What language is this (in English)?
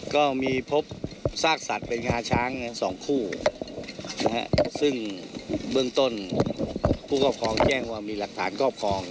Thai